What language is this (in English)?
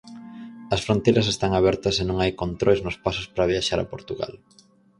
Galician